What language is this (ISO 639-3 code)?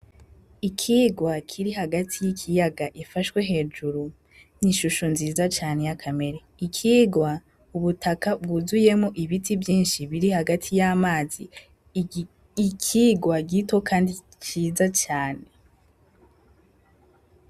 run